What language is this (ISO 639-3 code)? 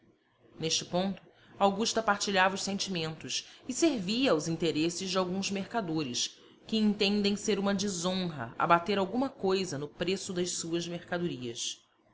por